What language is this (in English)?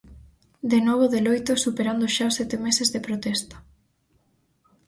Galician